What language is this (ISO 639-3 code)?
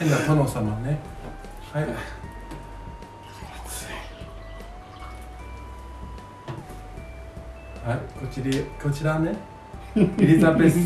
jpn